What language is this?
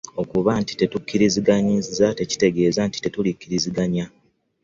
Ganda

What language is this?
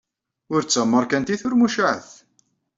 Kabyle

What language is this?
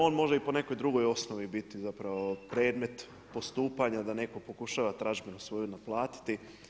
Croatian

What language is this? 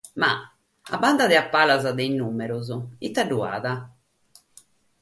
Sardinian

